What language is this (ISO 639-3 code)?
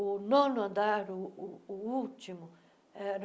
por